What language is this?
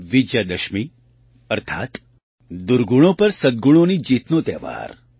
Gujarati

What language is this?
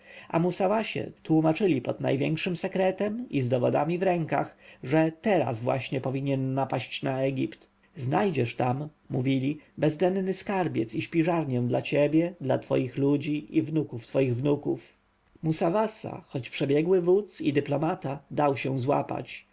Polish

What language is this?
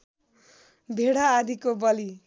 Nepali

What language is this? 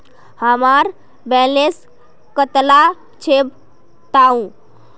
Magahi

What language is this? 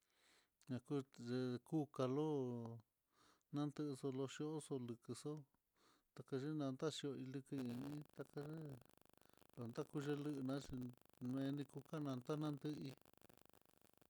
Mitlatongo Mixtec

